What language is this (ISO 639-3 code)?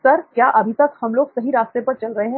hin